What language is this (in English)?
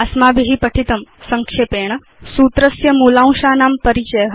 Sanskrit